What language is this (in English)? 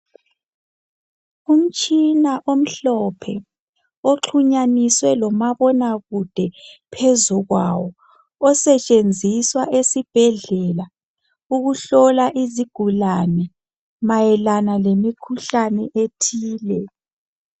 North Ndebele